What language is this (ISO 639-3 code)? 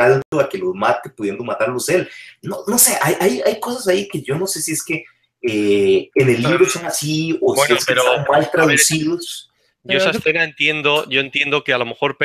spa